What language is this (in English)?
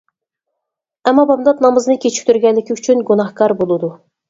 Uyghur